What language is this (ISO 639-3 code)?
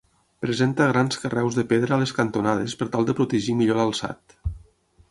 cat